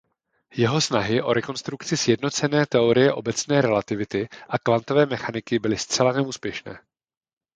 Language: Czech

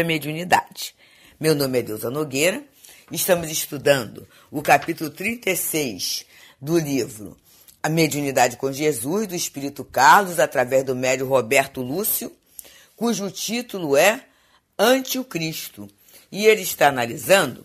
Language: Portuguese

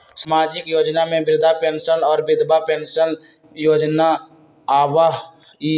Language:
Magahi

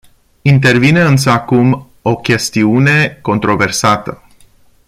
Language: Romanian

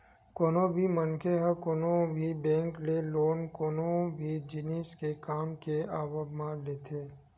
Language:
Chhattisgarhi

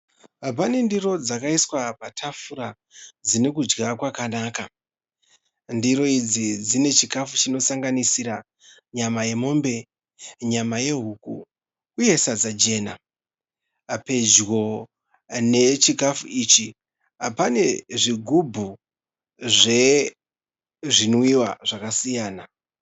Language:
Shona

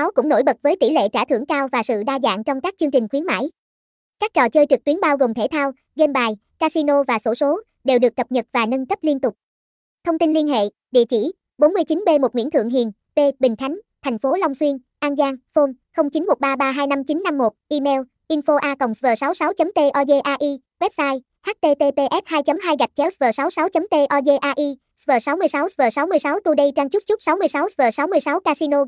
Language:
Vietnamese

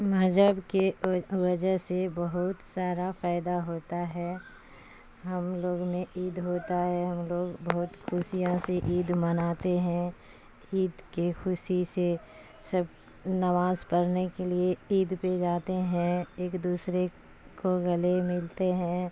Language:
Urdu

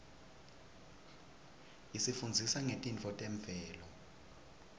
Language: Swati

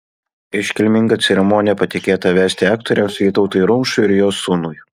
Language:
Lithuanian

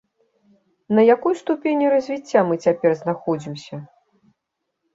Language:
Belarusian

